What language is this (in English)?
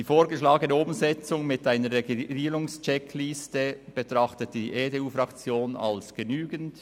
Swiss German